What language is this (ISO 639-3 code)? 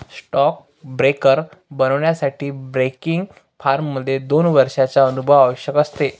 mar